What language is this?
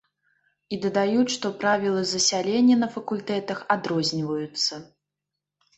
Belarusian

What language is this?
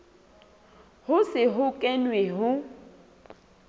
Southern Sotho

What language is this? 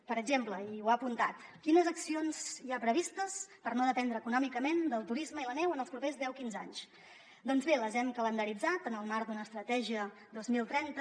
Catalan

